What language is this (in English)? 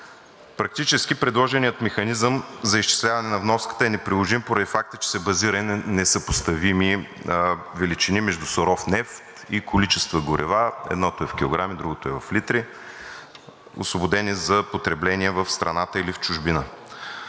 Bulgarian